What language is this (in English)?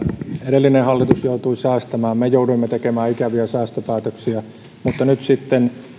Finnish